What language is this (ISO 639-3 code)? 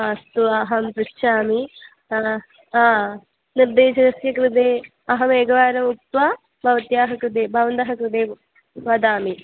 san